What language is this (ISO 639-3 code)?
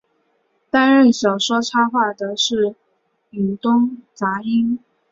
zho